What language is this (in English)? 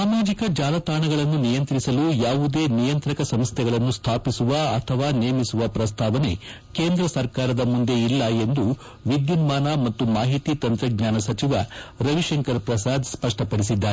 Kannada